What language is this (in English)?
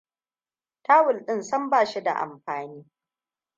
Hausa